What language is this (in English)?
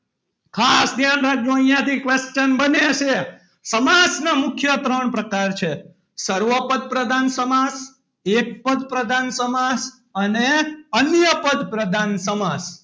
Gujarati